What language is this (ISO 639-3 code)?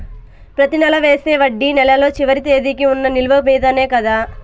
tel